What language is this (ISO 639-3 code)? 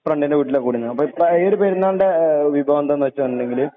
mal